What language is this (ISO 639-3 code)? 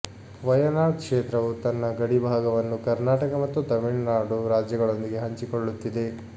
kan